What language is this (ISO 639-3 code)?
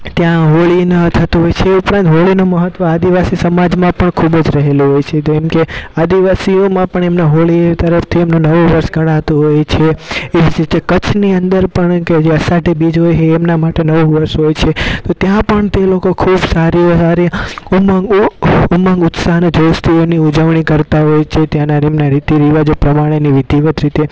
guj